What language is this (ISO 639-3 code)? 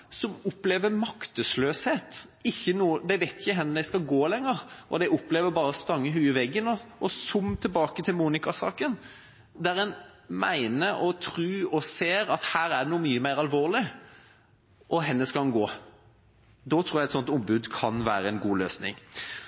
nob